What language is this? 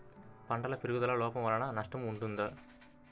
Telugu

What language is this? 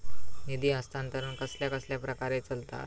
Marathi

